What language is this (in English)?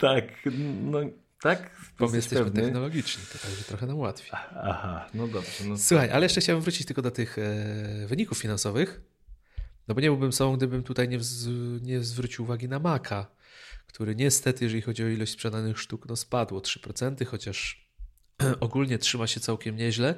Polish